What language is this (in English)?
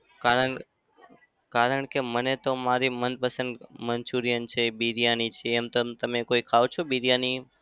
Gujarati